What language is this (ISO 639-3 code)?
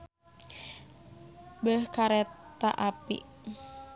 sun